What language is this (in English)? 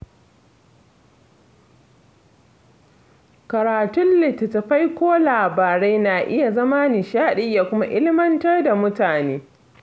Hausa